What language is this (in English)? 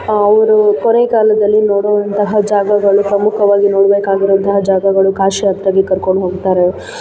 Kannada